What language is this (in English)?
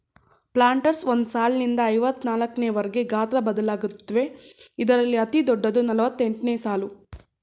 Kannada